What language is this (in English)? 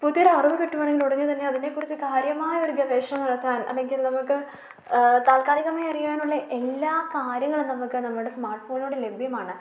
Malayalam